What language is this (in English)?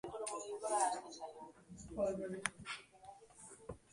Basque